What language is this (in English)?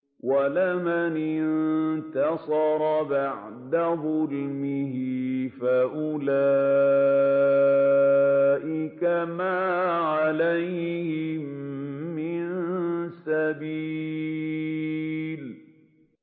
Arabic